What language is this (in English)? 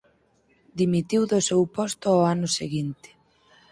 Galician